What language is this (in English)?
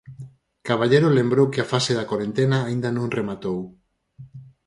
Galician